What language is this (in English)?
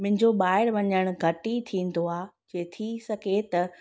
Sindhi